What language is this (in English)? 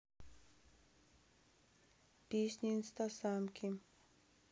Russian